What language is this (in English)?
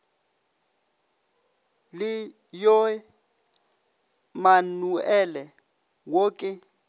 Northern Sotho